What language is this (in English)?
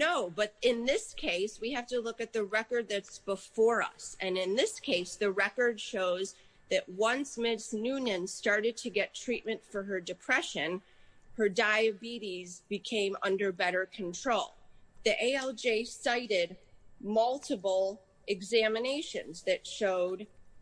English